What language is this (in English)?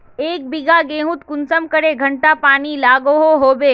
Magahi